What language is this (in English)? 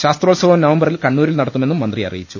Malayalam